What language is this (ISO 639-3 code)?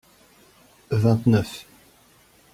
fra